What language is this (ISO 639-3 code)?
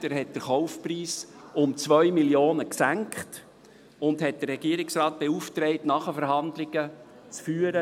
gsw